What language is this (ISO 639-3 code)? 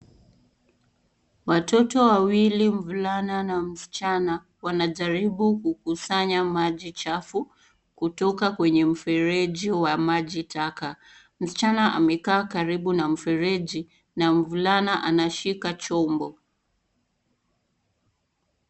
swa